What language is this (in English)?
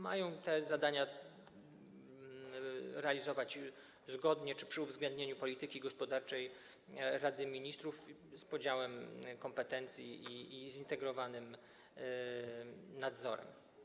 Polish